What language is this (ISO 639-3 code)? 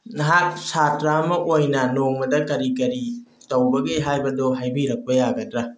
mni